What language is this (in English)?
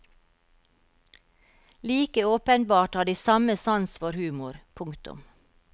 Norwegian